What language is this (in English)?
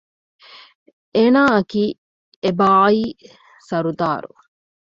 Divehi